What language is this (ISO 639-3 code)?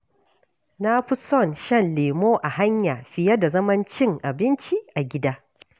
hau